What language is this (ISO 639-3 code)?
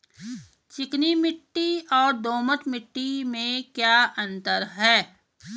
hin